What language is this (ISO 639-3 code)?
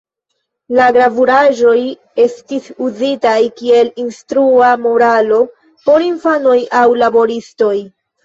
epo